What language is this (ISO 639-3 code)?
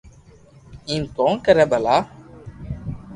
lrk